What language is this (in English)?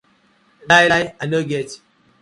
Nigerian Pidgin